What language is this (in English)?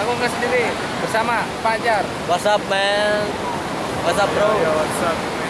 Indonesian